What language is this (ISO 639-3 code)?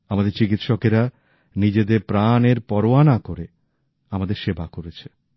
ben